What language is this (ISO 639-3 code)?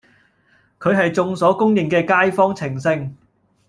yue